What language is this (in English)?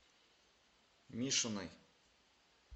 Russian